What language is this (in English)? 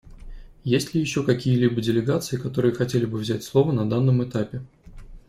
Russian